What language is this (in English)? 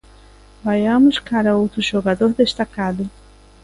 Galician